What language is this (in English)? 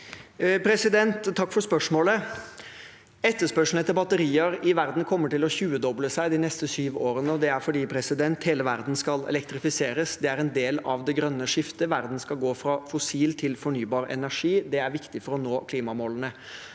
Norwegian